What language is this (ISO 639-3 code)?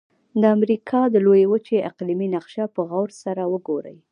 pus